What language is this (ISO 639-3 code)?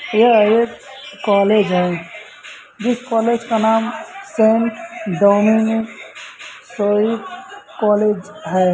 hin